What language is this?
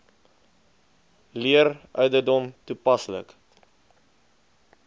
Afrikaans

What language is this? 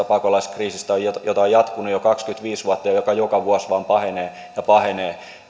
Finnish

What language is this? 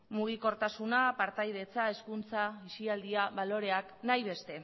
Basque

